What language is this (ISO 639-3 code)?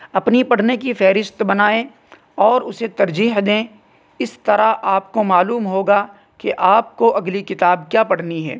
urd